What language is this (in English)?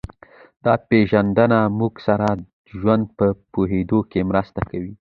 Pashto